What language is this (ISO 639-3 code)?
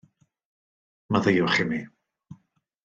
cym